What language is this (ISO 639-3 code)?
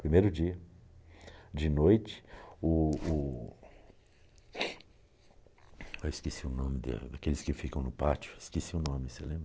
por